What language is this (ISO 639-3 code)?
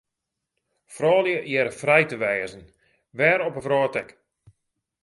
fry